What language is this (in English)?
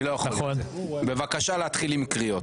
Hebrew